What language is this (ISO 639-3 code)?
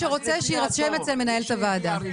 heb